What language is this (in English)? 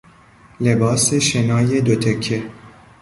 Persian